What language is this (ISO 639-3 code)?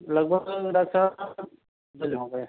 urd